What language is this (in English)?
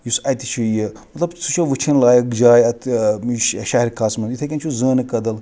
Kashmiri